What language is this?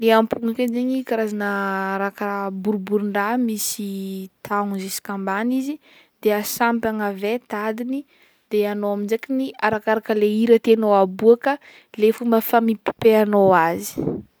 Northern Betsimisaraka Malagasy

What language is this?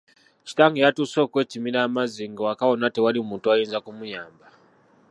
Ganda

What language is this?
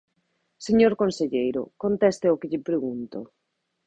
Galician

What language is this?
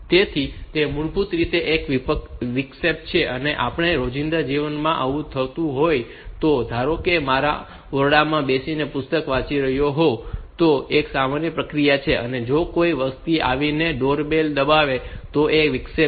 Gujarati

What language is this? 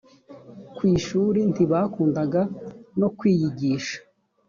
Kinyarwanda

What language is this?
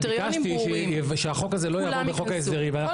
Hebrew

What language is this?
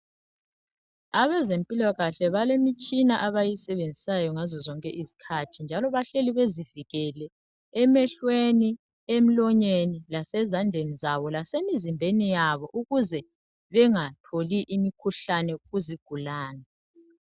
North Ndebele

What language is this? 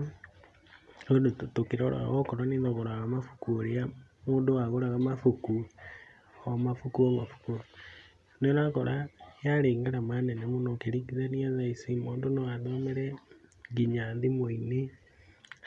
Kikuyu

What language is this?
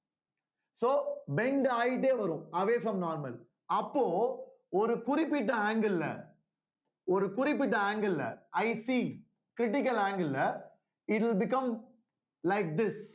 Tamil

